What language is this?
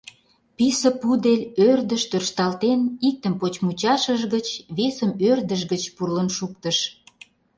Mari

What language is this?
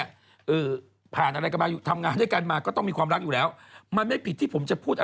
Thai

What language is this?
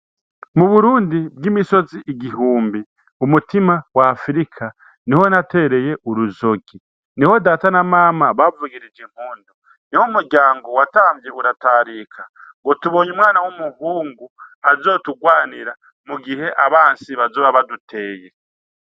Rundi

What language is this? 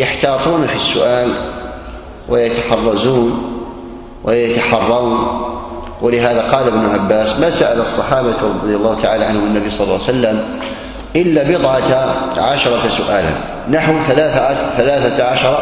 Arabic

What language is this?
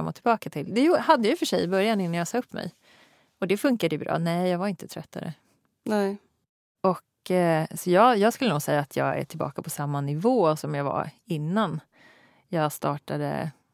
Swedish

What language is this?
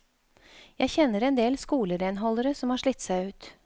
Norwegian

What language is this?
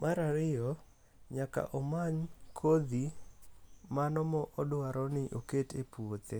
Luo (Kenya and Tanzania)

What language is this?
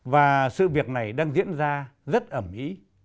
Vietnamese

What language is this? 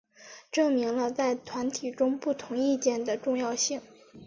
Chinese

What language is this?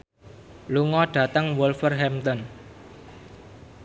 Javanese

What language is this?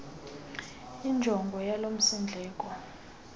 Xhosa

